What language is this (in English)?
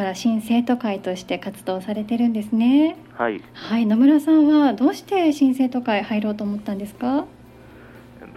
Japanese